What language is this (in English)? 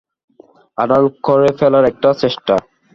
Bangla